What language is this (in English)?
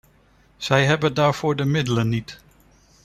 Dutch